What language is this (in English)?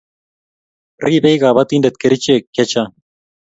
Kalenjin